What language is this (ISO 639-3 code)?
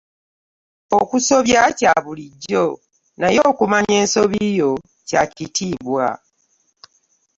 lug